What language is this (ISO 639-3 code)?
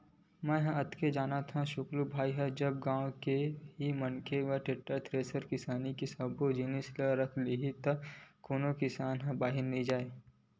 hne